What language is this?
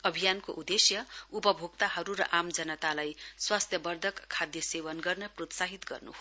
Nepali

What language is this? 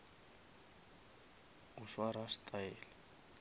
Northern Sotho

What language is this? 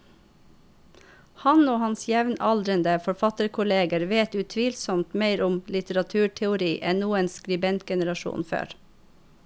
Norwegian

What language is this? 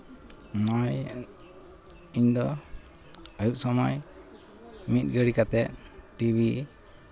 Santali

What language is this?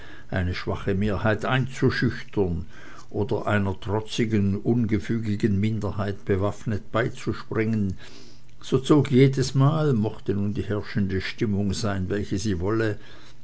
German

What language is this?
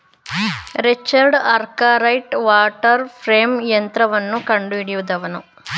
Kannada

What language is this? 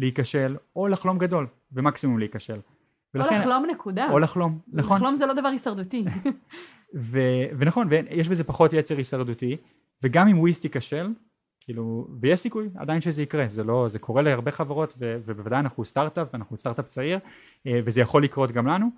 Hebrew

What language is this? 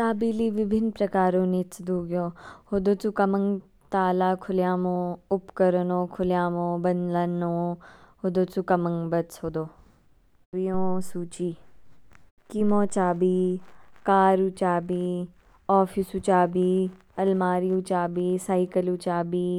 Kinnauri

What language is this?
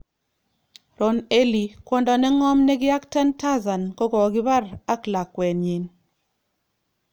Kalenjin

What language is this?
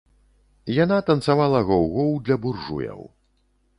Belarusian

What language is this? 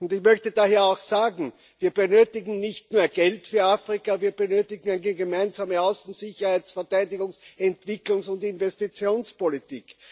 German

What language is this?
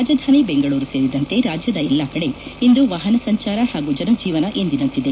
Kannada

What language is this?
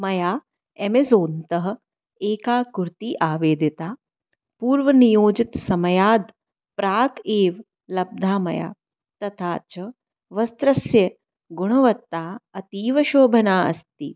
Sanskrit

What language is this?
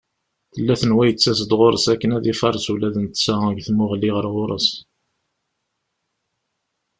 Kabyle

